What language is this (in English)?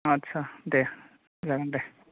Bodo